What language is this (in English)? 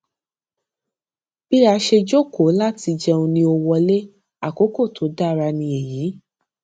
Yoruba